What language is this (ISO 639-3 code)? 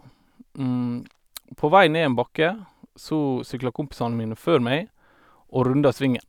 nor